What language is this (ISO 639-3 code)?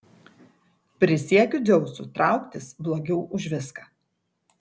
lit